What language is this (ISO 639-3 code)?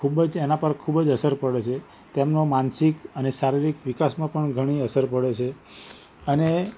guj